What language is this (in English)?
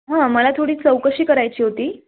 Marathi